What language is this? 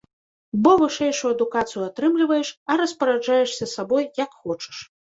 Belarusian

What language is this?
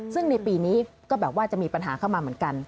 Thai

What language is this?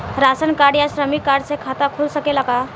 Bhojpuri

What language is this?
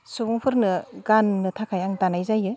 Bodo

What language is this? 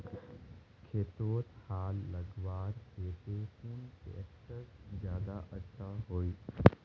Magahi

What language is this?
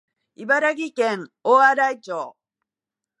Japanese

